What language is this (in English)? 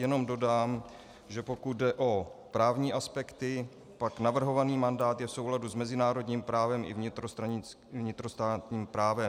Czech